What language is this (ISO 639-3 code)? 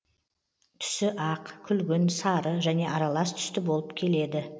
kaz